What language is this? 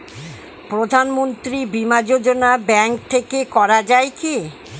Bangla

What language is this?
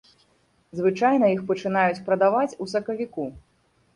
Belarusian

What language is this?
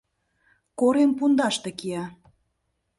Mari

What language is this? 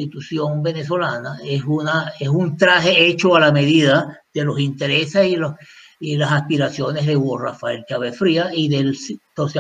Spanish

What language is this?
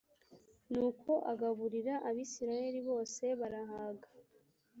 Kinyarwanda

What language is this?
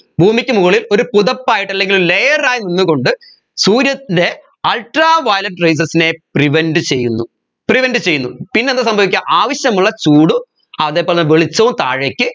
Malayalam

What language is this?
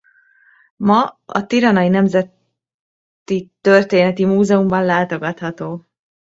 Hungarian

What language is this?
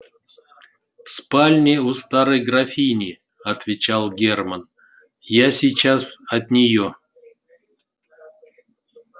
Russian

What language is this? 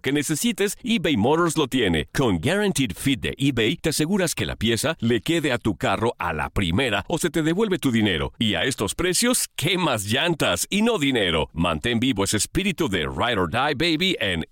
Spanish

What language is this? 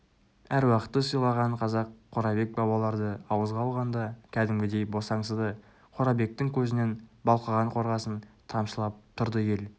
Kazakh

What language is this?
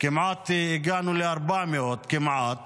Hebrew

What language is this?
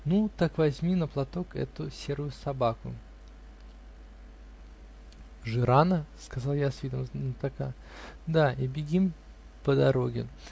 Russian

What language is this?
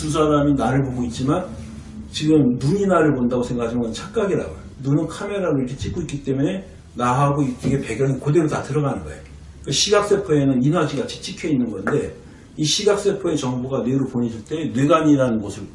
Korean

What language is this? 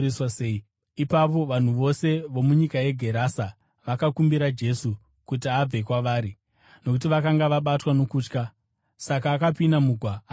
Shona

